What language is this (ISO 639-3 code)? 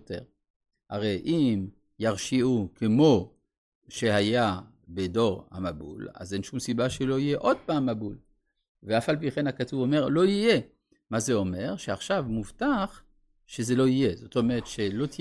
heb